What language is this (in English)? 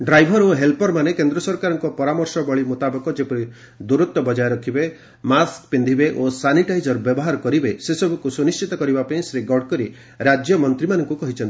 Odia